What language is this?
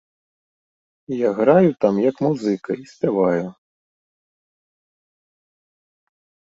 Belarusian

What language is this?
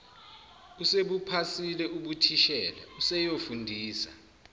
Zulu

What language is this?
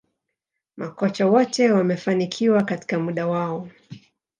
Swahili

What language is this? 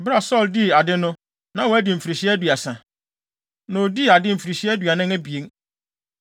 Akan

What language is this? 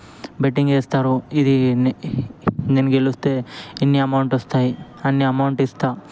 Telugu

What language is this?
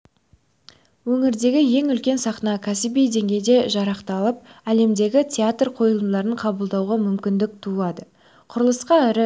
Kazakh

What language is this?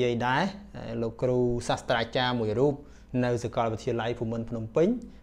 Vietnamese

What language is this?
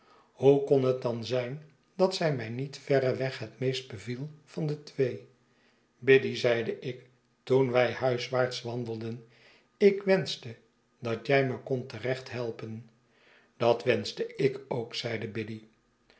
Dutch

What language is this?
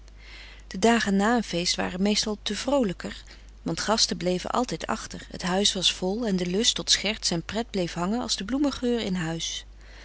Dutch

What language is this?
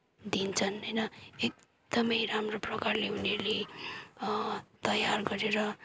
Nepali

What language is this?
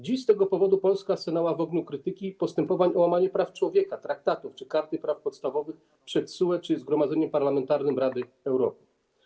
Polish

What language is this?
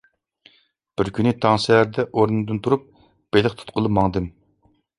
Uyghur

